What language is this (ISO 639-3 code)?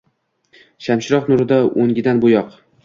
uzb